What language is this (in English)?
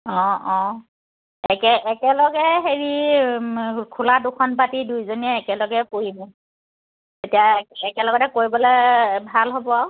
Assamese